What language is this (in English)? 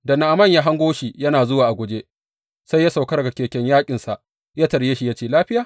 Hausa